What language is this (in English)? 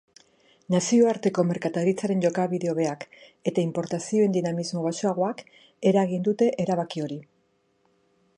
Basque